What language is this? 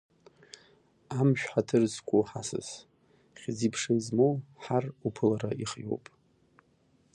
Abkhazian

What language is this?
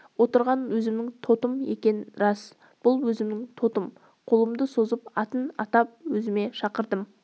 Kazakh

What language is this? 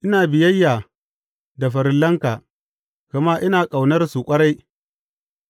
Hausa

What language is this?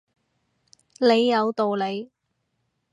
Cantonese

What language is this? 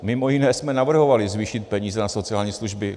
Czech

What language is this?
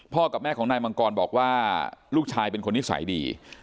Thai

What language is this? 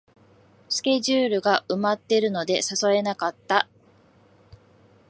Japanese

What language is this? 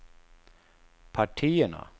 Swedish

